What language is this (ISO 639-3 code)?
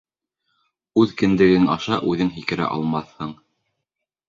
bak